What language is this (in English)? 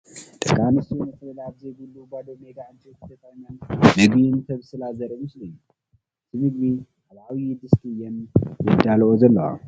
Tigrinya